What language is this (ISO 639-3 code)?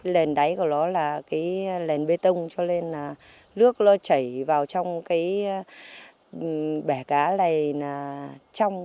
vie